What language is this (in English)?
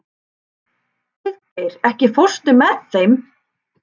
Icelandic